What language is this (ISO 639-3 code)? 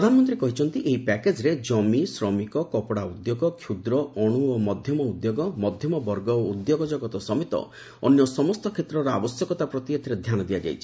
ori